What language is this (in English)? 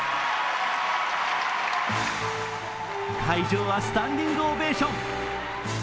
Japanese